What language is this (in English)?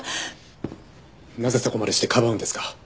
Japanese